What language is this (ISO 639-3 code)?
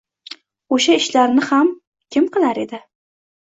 uzb